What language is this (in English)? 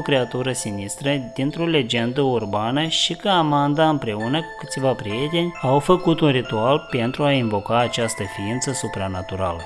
Romanian